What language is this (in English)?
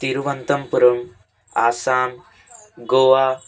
Odia